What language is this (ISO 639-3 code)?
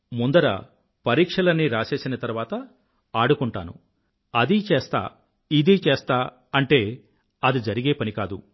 tel